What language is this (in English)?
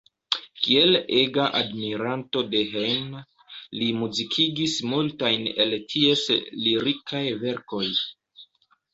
Esperanto